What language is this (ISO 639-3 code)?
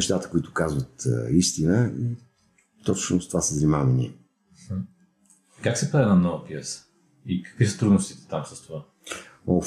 bul